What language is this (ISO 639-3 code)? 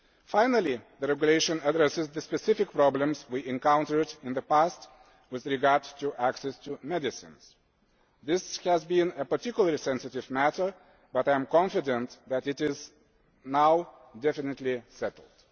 eng